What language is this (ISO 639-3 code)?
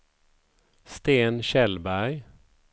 swe